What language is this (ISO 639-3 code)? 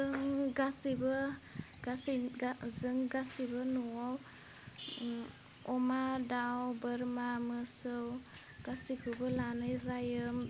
brx